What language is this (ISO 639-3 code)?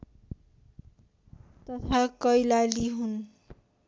nep